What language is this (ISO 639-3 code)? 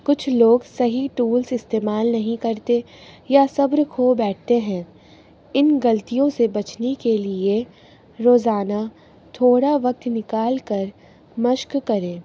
urd